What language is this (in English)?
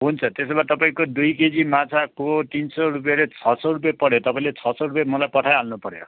Nepali